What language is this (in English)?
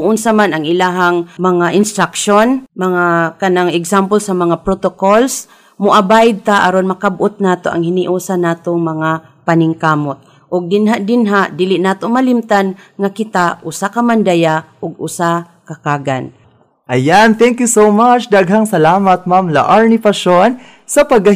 Filipino